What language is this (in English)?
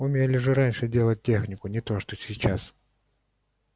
Russian